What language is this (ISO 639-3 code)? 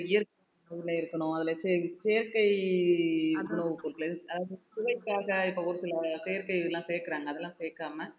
tam